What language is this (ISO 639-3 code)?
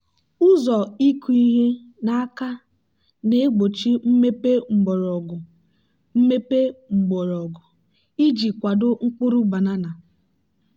ibo